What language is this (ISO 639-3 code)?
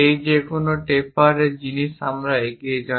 ben